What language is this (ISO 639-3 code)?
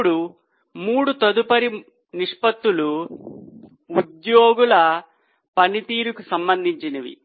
tel